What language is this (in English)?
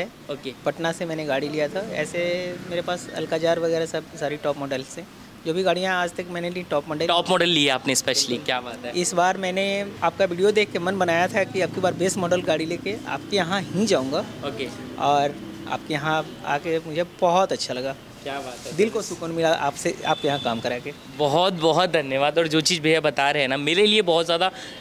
Hindi